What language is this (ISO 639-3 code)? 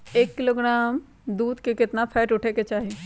mag